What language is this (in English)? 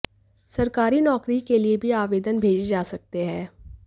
Hindi